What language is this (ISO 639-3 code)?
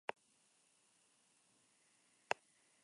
spa